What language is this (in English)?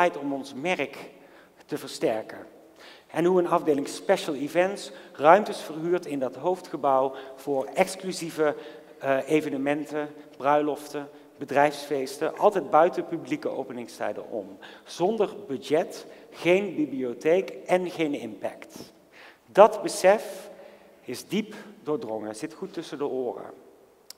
Dutch